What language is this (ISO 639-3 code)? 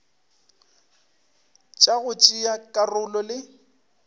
nso